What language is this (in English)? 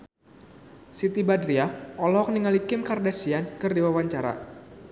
Sundanese